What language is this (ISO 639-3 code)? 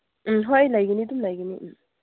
mni